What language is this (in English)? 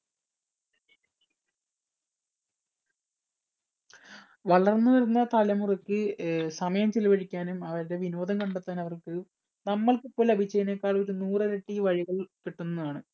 Malayalam